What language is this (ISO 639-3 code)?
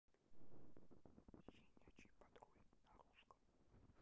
rus